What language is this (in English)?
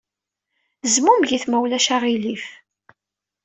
Kabyle